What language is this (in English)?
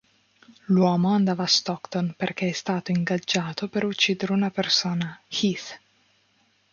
Italian